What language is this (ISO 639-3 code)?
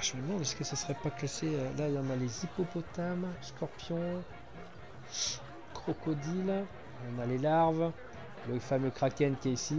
fra